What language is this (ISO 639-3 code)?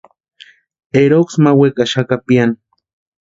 pua